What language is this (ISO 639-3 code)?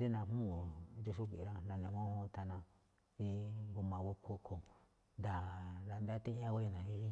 tcf